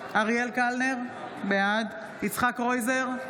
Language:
Hebrew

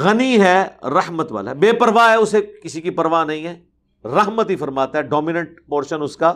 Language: Urdu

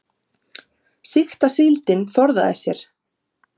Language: Icelandic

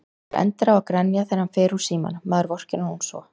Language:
Icelandic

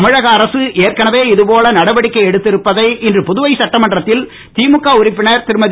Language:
Tamil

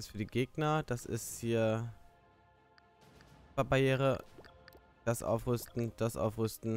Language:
German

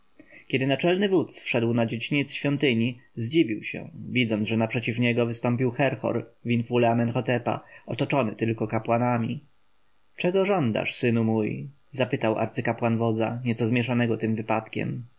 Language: Polish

